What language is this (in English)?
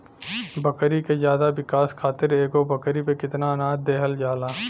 Bhojpuri